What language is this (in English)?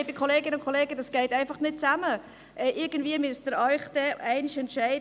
Swiss German